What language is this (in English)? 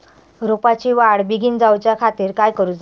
Marathi